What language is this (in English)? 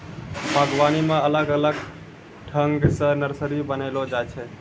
Maithili